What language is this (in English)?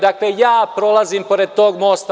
Serbian